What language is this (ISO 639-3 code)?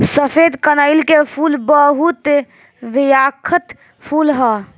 bho